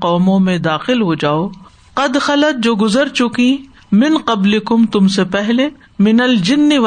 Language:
Urdu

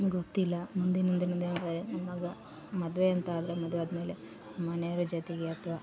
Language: Kannada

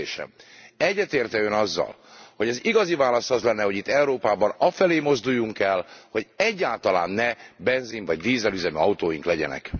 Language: Hungarian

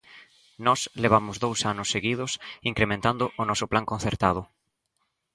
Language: Galician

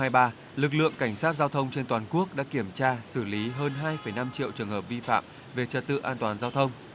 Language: Vietnamese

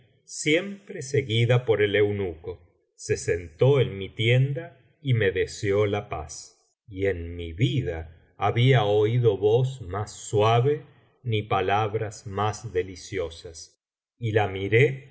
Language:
Spanish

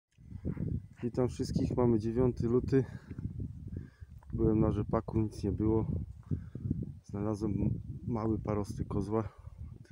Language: Polish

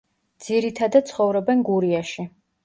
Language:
Georgian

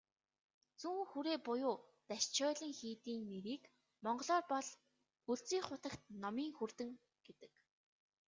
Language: Mongolian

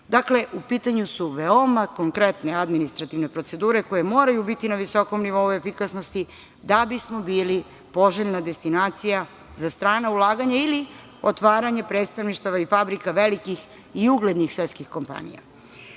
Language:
Serbian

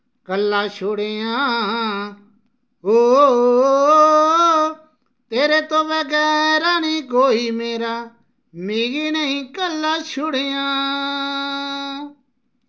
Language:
Dogri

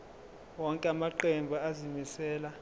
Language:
Zulu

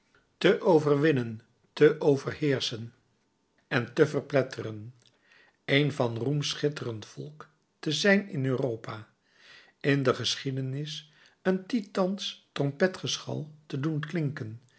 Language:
Dutch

